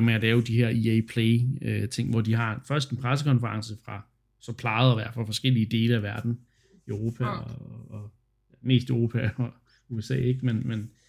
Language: Danish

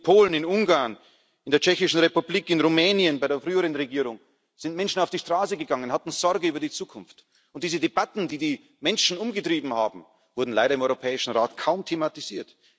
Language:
German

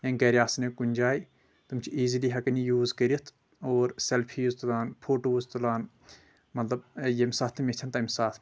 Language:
Kashmiri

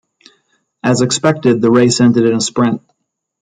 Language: English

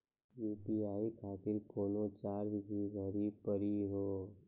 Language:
Maithili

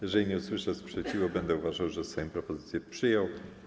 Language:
Polish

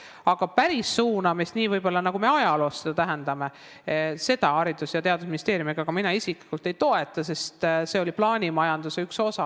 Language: Estonian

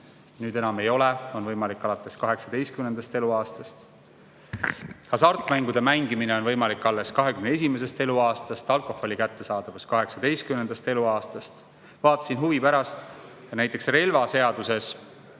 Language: Estonian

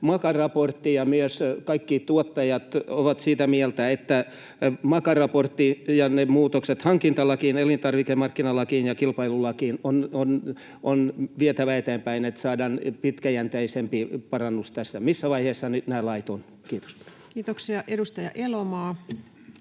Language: Finnish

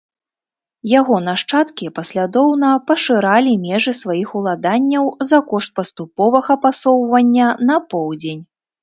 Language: Belarusian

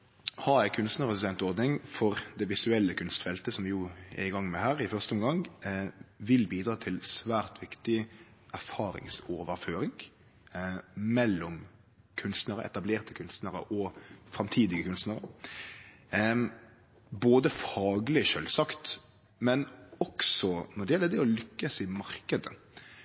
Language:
Norwegian Nynorsk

